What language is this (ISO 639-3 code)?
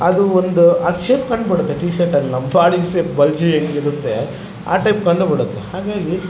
kan